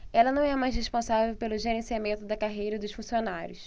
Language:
Portuguese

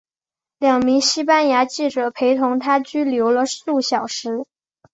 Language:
Chinese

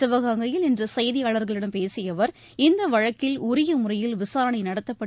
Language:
Tamil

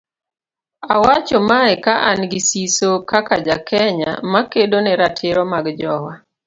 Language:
Luo (Kenya and Tanzania)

